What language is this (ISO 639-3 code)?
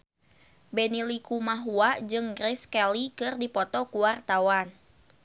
sun